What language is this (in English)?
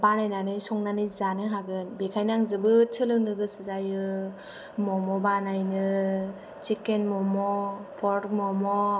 Bodo